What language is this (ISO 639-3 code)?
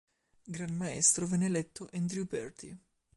ita